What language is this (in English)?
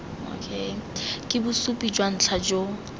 Tswana